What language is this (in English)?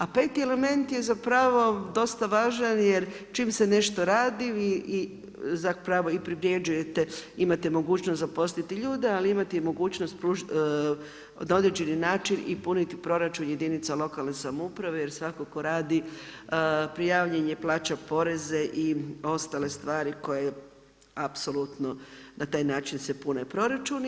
Croatian